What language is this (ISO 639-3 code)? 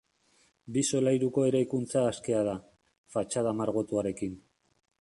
eus